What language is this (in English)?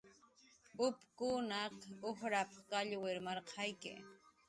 Jaqaru